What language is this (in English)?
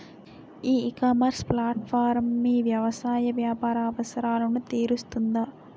Telugu